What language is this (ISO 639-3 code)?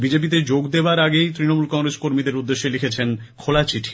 ben